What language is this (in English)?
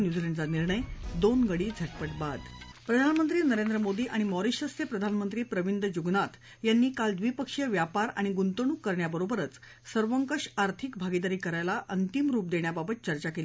Marathi